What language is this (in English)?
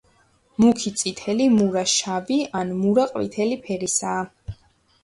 Georgian